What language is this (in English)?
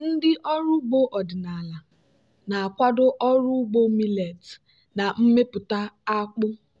Igbo